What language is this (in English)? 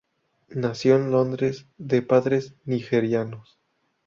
Spanish